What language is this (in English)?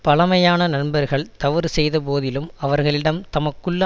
Tamil